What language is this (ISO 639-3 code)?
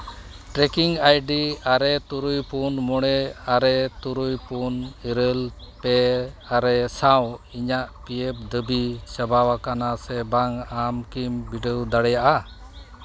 sat